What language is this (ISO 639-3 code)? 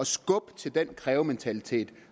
dan